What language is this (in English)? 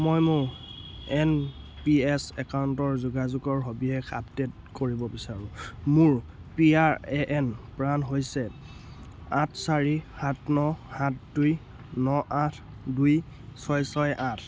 Assamese